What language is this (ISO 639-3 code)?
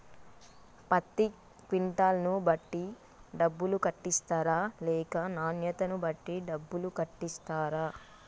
tel